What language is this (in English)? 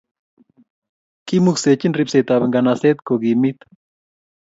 Kalenjin